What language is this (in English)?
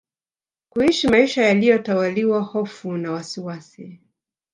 Swahili